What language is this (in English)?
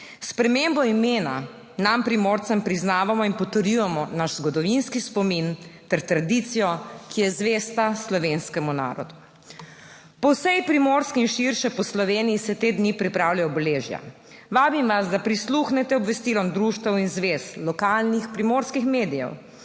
Slovenian